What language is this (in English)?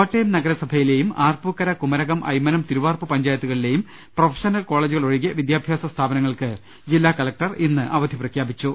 Malayalam